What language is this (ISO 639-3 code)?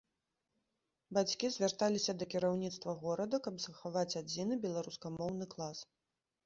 bel